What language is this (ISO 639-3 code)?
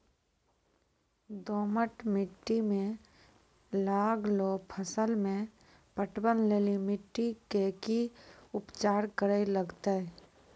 mai